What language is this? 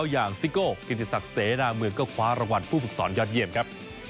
Thai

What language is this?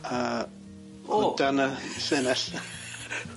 Welsh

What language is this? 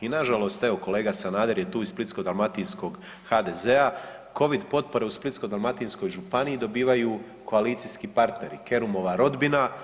Croatian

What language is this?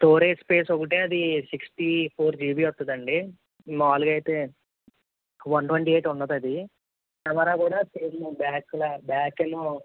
Telugu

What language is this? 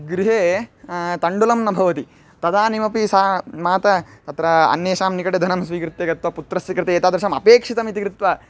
Sanskrit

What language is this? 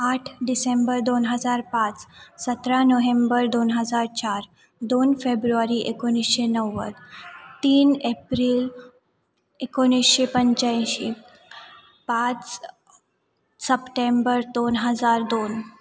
Marathi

